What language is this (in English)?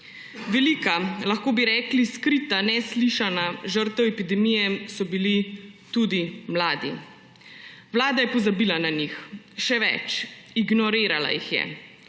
Slovenian